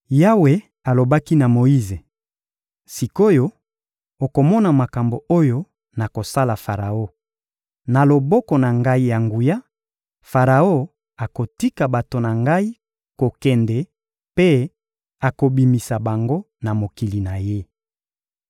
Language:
Lingala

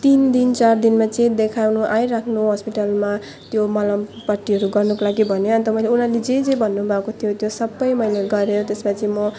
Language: Nepali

